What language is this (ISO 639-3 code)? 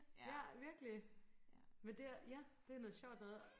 dan